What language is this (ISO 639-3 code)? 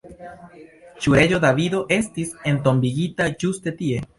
epo